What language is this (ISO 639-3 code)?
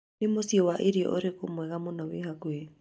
kik